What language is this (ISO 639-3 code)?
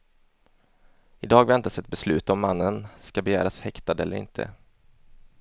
swe